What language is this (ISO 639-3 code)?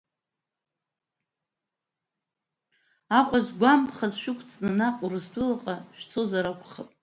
abk